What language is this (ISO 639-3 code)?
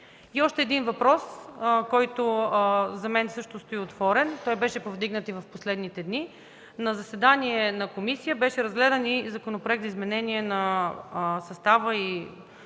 bul